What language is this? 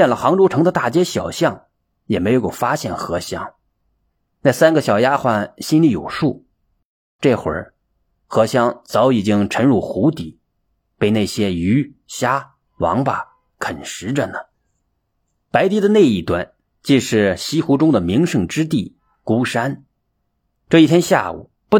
Chinese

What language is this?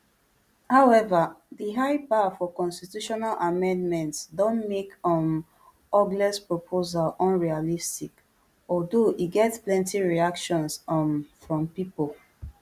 Nigerian Pidgin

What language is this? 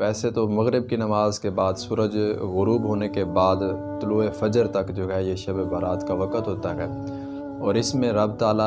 Urdu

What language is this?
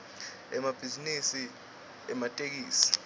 Swati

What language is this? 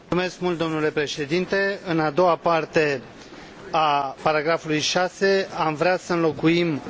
Romanian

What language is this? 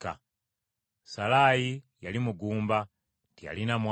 Ganda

